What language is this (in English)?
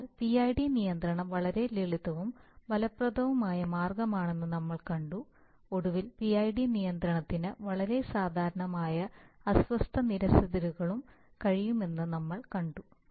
Malayalam